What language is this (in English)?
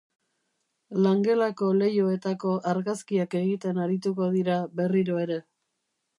Basque